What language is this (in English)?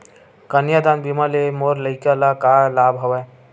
Chhattisgarhi